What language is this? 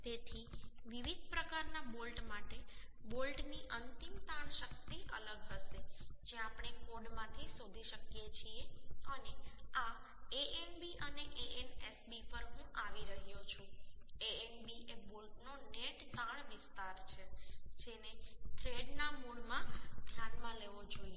Gujarati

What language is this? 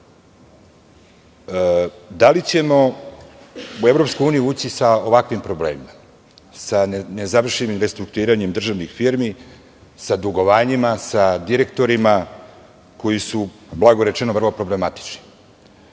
Serbian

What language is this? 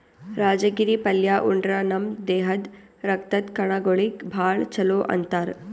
Kannada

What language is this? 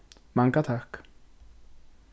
Faroese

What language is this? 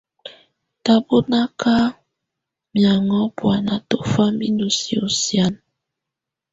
Tunen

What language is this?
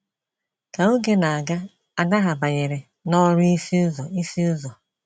Igbo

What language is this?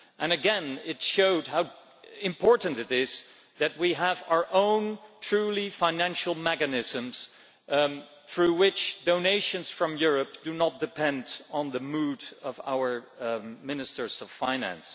English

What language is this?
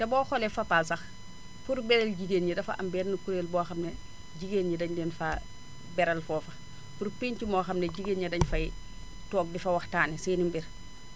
Wolof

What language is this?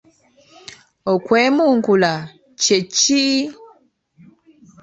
Ganda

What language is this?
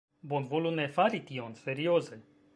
Esperanto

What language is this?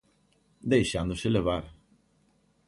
Galician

